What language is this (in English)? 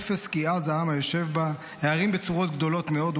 Hebrew